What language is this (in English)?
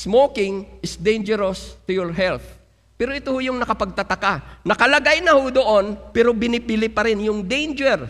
Filipino